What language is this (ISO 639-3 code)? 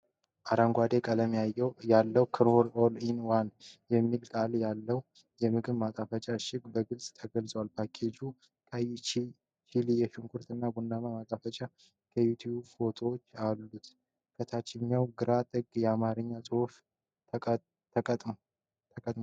amh